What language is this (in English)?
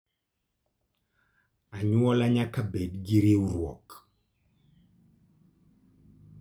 Luo (Kenya and Tanzania)